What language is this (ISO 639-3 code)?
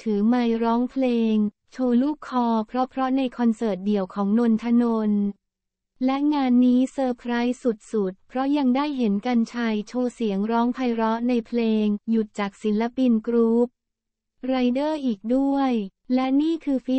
tha